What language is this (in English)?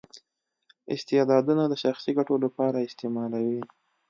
Pashto